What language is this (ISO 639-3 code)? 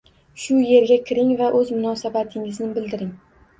uzb